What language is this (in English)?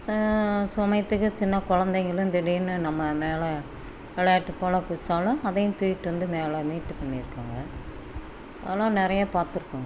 Tamil